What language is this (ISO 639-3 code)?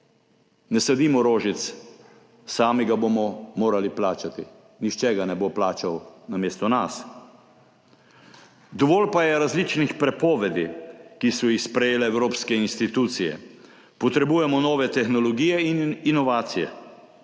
slv